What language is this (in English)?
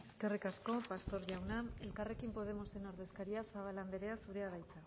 Basque